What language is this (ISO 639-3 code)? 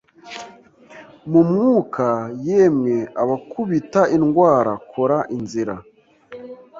kin